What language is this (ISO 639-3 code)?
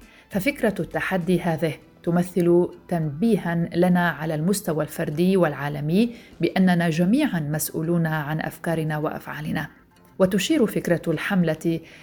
ara